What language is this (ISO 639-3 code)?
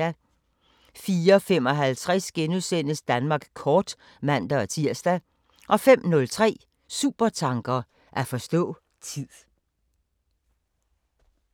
dan